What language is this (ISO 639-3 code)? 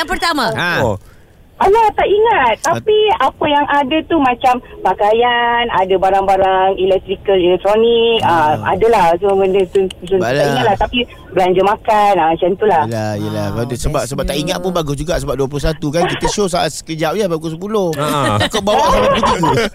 msa